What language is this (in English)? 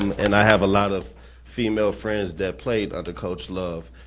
English